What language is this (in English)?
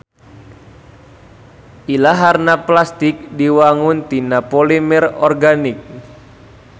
Sundanese